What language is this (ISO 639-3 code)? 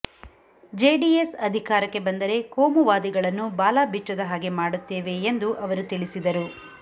kan